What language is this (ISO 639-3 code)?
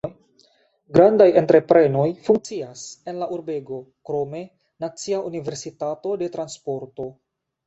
epo